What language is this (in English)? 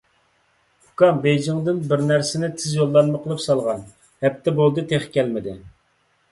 Uyghur